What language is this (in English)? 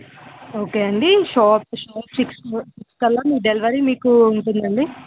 Telugu